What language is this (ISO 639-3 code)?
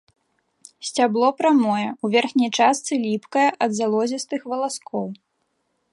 bel